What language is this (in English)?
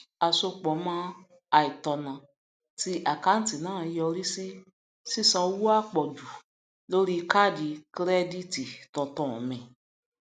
Yoruba